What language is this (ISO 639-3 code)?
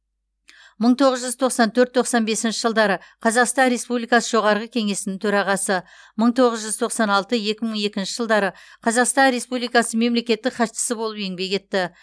kaz